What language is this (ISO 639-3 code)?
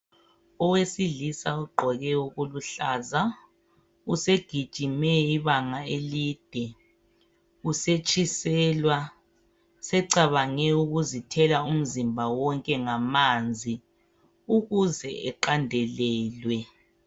nde